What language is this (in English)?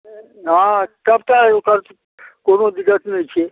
Maithili